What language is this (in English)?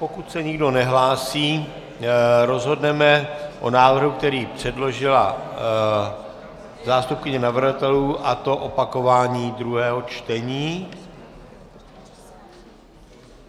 Czech